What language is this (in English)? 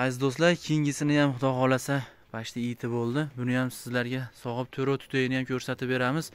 Turkish